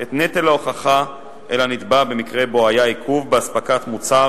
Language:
Hebrew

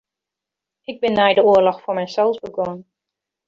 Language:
Western Frisian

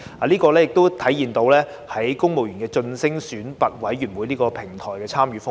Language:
Cantonese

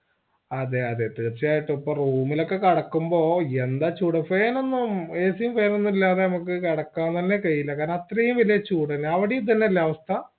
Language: Malayalam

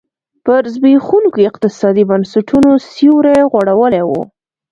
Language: Pashto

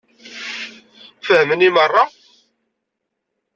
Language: Kabyle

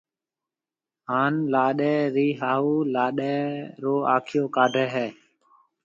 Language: Marwari (Pakistan)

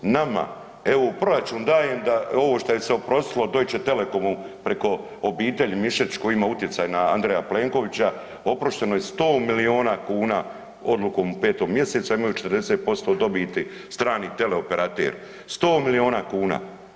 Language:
Croatian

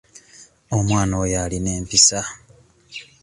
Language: Ganda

